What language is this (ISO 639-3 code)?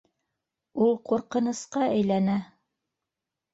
bak